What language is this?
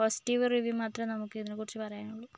Malayalam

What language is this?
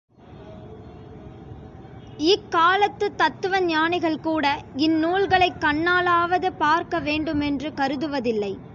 Tamil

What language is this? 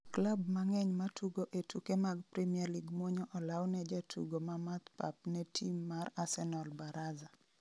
Luo (Kenya and Tanzania)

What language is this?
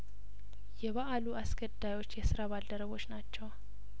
Amharic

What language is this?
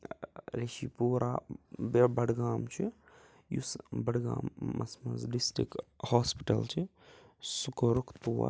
Kashmiri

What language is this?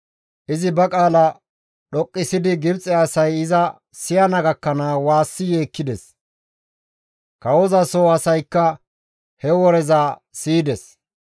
Gamo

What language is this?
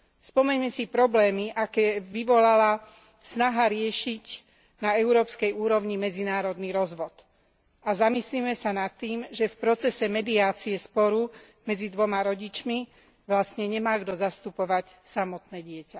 Slovak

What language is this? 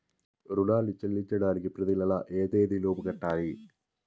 Telugu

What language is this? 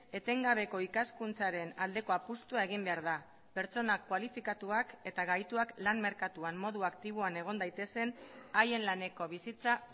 Basque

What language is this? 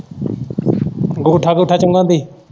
Punjabi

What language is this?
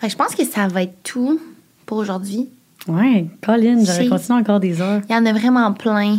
French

